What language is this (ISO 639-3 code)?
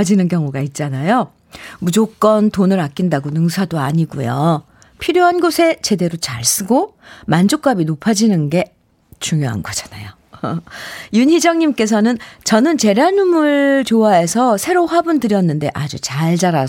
kor